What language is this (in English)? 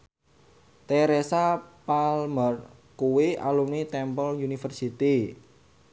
Javanese